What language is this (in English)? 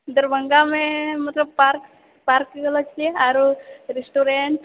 Maithili